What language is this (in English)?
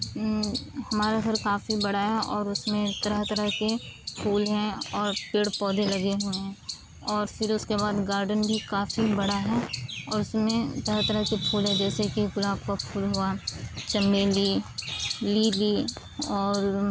Urdu